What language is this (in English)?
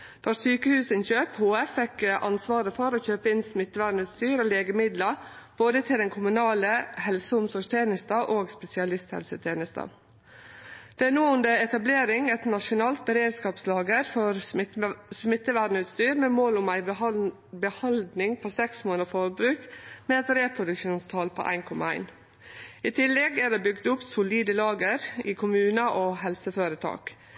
Norwegian Nynorsk